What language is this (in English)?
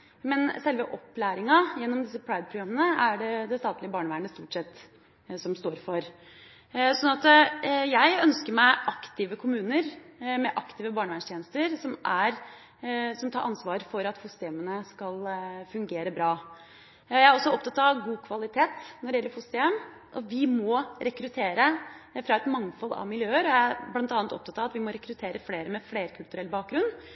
Norwegian Bokmål